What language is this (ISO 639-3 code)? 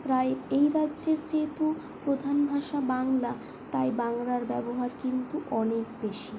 ben